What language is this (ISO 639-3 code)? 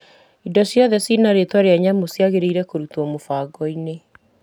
kik